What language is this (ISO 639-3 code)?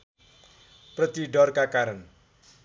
nep